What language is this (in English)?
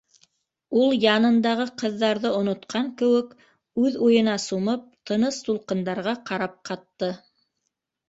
Bashkir